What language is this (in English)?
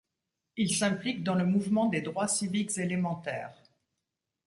French